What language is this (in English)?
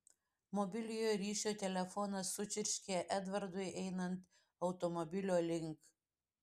Lithuanian